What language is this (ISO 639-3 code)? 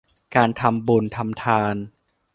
tha